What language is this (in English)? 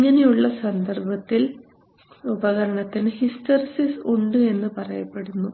Malayalam